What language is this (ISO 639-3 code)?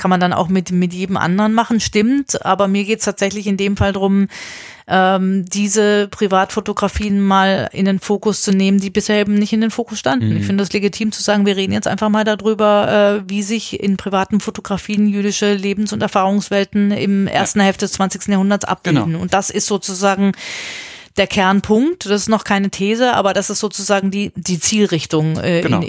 deu